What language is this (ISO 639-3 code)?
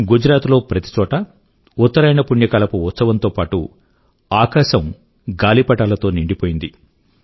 tel